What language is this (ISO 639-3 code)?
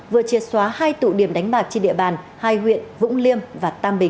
vie